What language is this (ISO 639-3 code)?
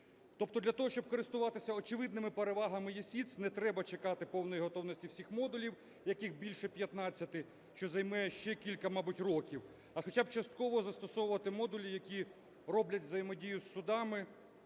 ukr